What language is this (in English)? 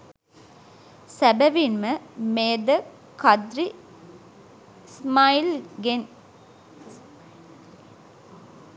Sinhala